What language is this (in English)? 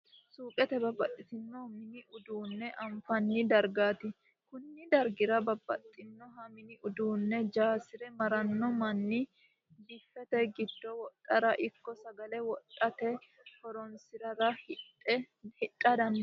Sidamo